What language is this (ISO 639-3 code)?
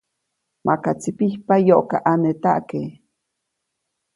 zoc